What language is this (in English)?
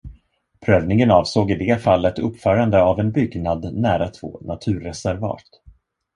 Swedish